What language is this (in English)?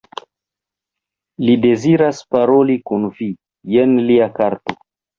Esperanto